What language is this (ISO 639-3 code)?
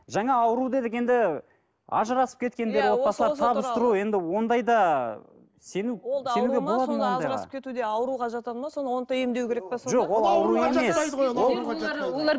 kaz